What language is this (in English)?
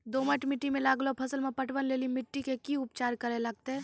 Maithili